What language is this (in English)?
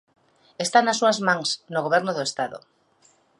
Galician